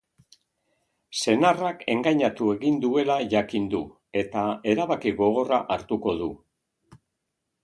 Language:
Basque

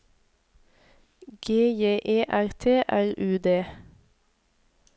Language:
Norwegian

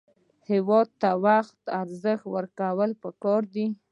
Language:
Pashto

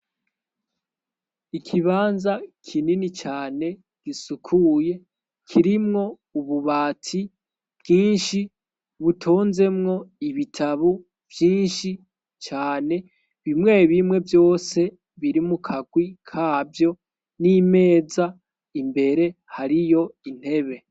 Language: Rundi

